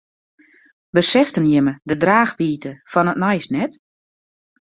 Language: Western Frisian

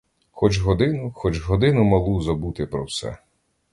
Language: Ukrainian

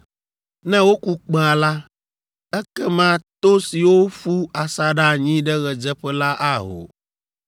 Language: Ewe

